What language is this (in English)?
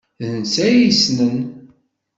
Kabyle